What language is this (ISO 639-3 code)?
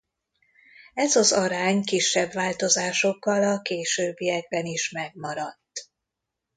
hun